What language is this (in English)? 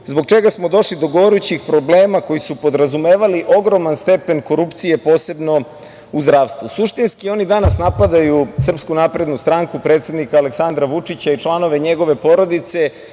Serbian